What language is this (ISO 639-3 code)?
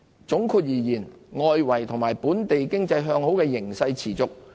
yue